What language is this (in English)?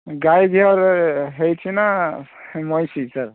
Odia